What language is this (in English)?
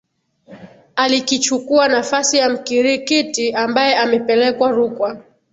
Swahili